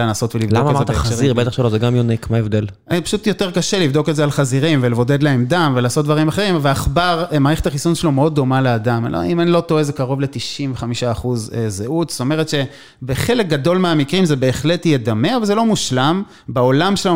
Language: Hebrew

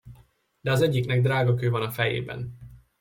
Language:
Hungarian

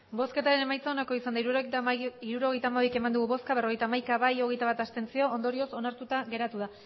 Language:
Basque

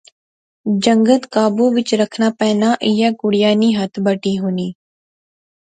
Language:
Pahari-Potwari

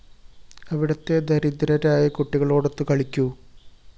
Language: Malayalam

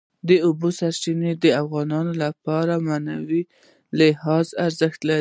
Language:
Pashto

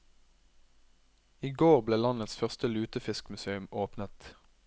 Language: Norwegian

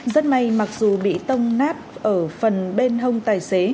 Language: Vietnamese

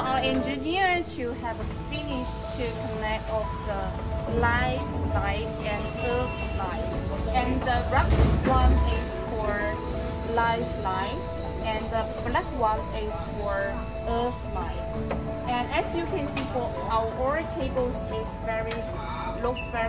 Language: English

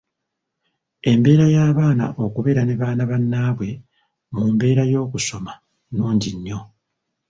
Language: Ganda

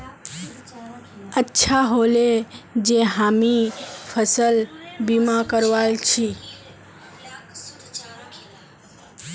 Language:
Magahi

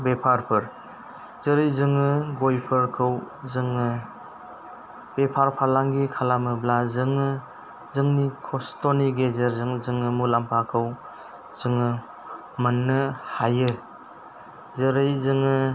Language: Bodo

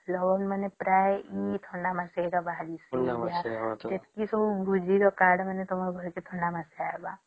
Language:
Odia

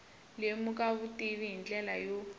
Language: Tsonga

